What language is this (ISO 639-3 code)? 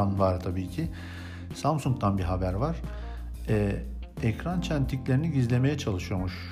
tur